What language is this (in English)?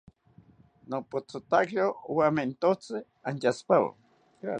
South Ucayali Ashéninka